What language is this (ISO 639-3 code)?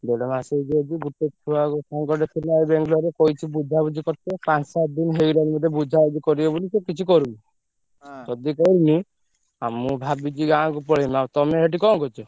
ori